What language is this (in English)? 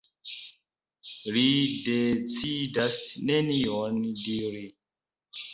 Esperanto